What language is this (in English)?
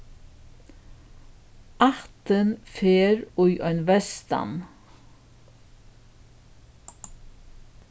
Faroese